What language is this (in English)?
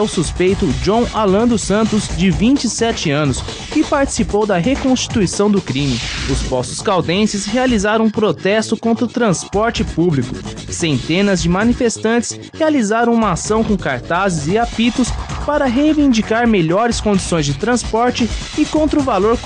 Portuguese